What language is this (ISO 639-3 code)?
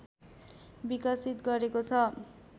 nep